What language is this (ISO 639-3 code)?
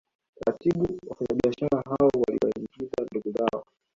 swa